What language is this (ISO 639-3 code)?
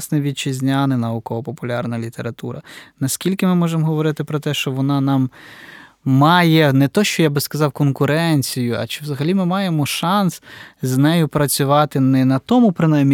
ukr